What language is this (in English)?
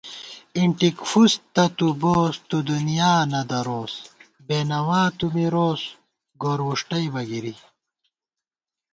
Gawar-Bati